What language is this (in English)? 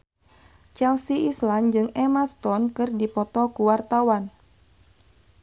Sundanese